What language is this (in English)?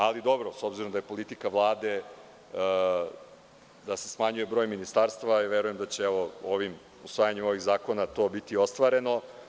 Serbian